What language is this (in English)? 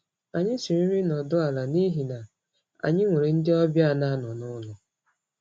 Igbo